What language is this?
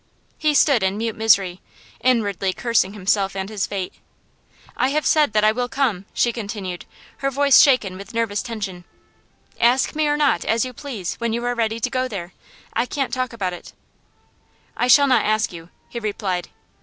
English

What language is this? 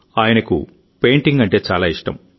Telugu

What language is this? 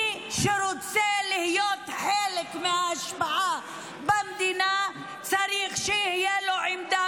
Hebrew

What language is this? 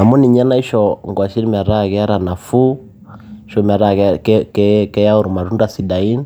Masai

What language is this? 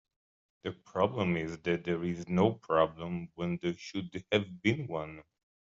English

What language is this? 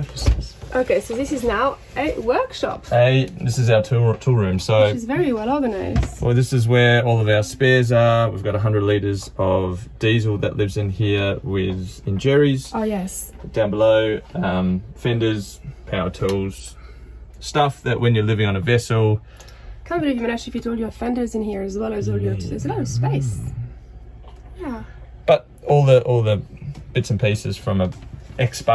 English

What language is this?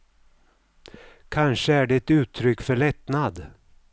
Swedish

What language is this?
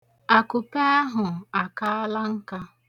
Igbo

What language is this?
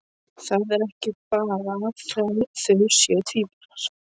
Icelandic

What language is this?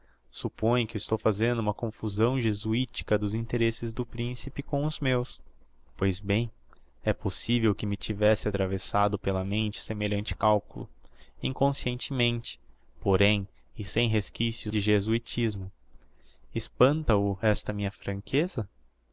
Portuguese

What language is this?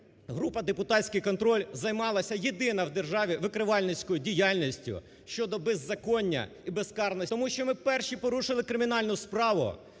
Ukrainian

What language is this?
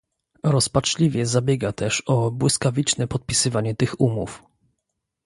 Polish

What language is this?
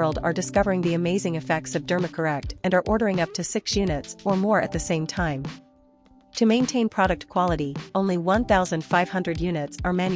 English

